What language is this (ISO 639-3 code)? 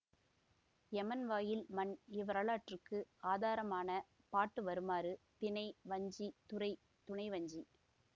tam